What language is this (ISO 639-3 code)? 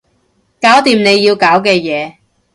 yue